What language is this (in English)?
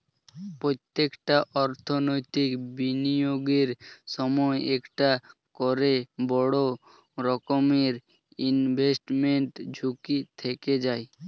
Bangla